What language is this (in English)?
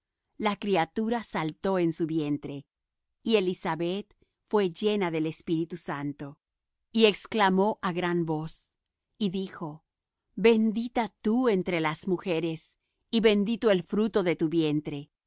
Spanish